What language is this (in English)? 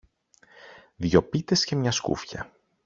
Greek